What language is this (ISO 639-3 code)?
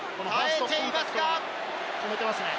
jpn